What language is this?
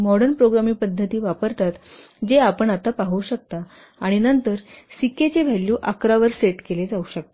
Marathi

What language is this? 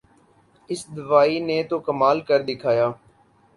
Urdu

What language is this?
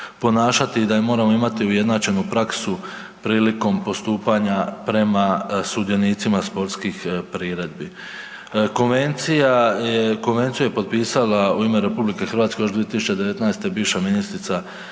Croatian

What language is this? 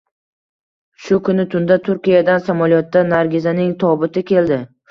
Uzbek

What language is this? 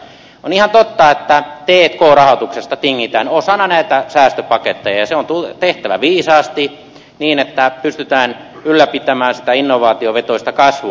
Finnish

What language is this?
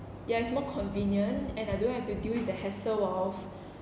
English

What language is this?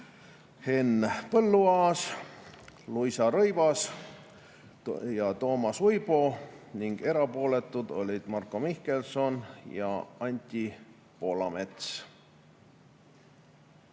Estonian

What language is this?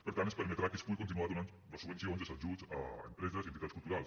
Catalan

